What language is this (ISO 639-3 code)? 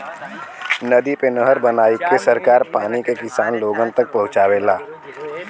bho